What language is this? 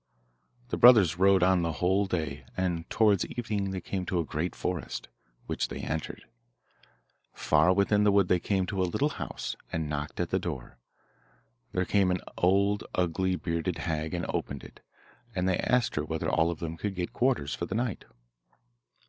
English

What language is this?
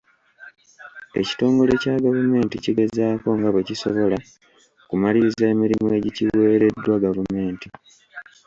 Ganda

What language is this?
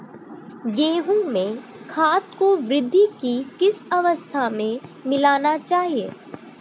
Hindi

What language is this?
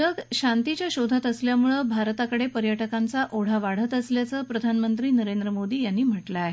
Marathi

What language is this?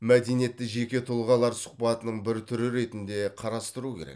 Kazakh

